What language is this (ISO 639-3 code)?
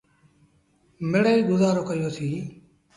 sbn